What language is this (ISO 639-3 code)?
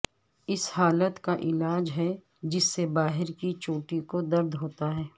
urd